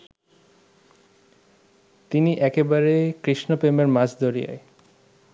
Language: Bangla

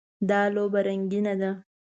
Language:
Pashto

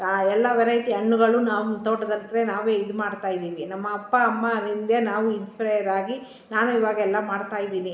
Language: Kannada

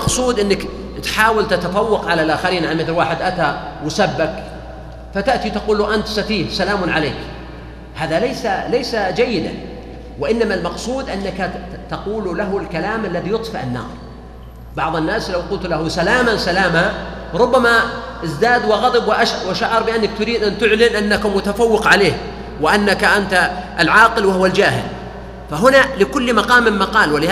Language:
Arabic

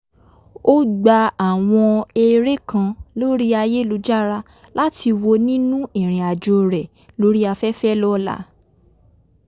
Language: Yoruba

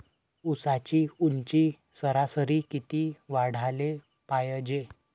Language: Marathi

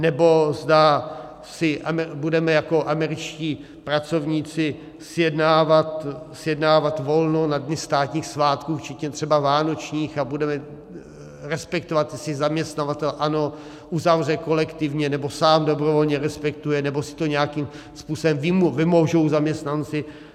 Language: Czech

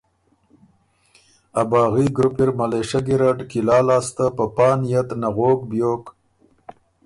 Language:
Ormuri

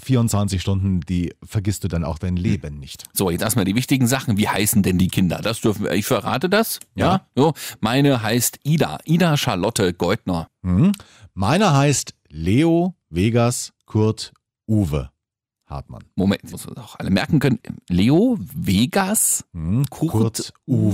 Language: German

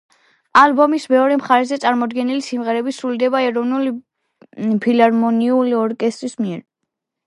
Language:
Georgian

